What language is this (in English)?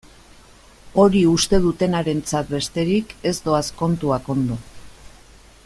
Basque